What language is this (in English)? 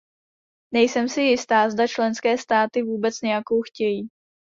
Czech